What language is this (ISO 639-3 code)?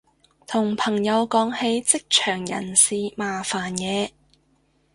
yue